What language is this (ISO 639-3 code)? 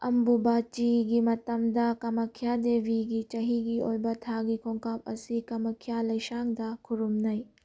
mni